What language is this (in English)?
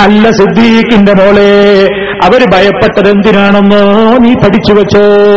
Malayalam